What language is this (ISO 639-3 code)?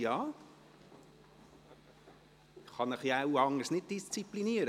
gsw